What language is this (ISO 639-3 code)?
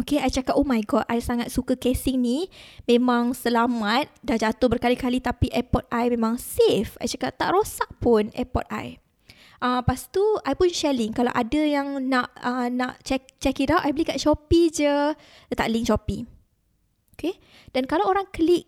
msa